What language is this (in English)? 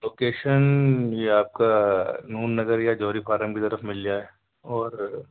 Urdu